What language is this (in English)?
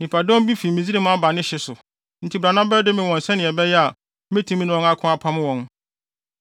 Akan